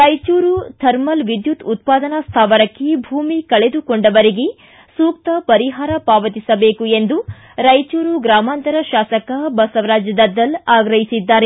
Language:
Kannada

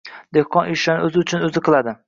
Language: Uzbek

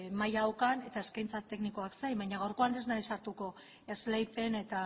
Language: Basque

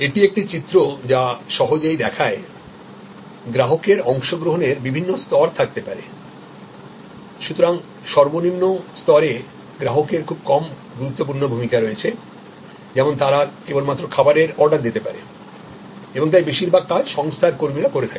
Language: Bangla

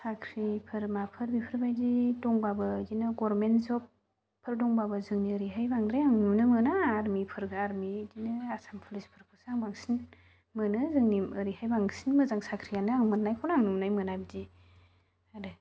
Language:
Bodo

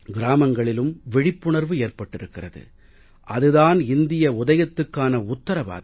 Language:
Tamil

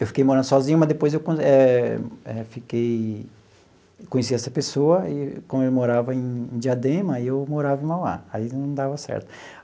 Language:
Portuguese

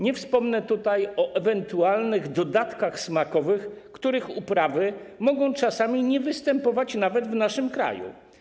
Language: Polish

